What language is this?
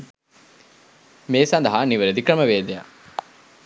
Sinhala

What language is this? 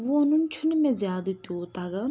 Kashmiri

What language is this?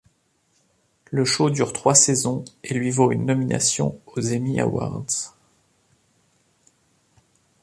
French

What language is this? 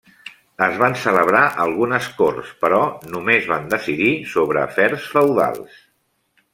Catalan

